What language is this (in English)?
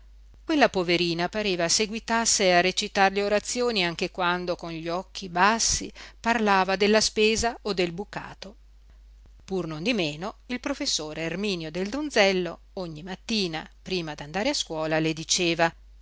Italian